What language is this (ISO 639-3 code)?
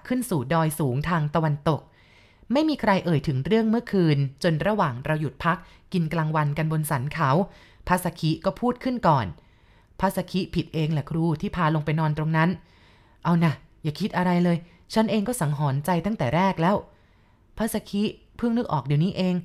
tha